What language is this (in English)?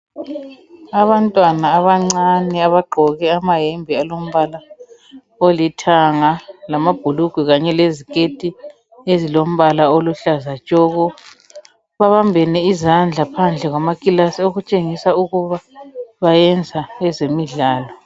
North Ndebele